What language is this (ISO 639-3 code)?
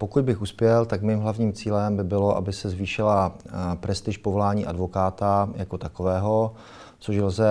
ces